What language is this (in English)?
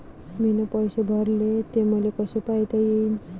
Marathi